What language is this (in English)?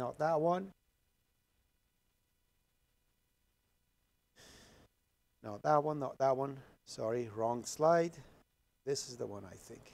English